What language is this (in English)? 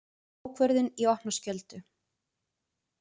Icelandic